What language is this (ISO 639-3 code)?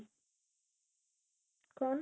pan